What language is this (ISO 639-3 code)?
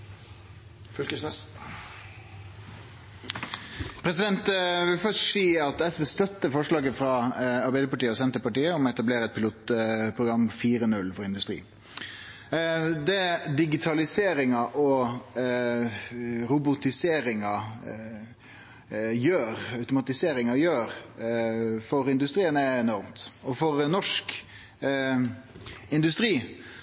nno